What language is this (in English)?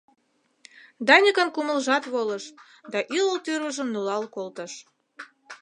Mari